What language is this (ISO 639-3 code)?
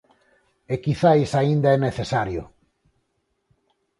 glg